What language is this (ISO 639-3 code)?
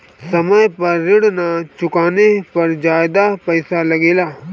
bho